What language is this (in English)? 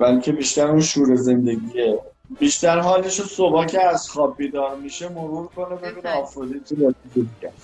Persian